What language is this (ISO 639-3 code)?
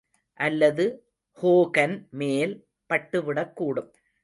tam